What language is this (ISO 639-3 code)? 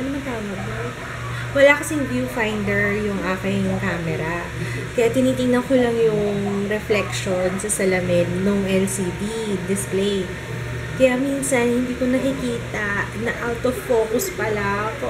fil